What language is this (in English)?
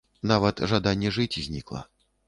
Belarusian